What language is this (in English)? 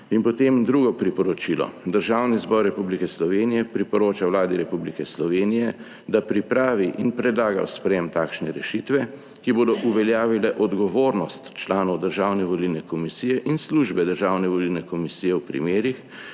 Slovenian